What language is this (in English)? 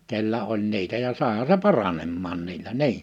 Finnish